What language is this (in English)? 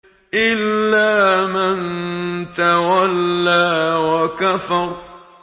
Arabic